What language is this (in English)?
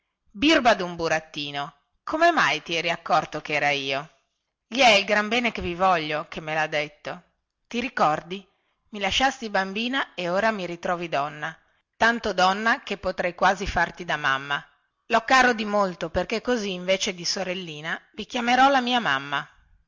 Italian